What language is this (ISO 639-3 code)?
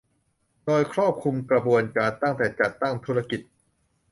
tha